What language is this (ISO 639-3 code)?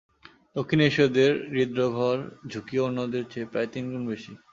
ben